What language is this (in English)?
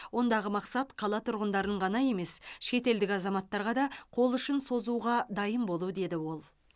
Kazakh